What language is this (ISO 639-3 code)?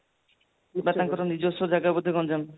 ori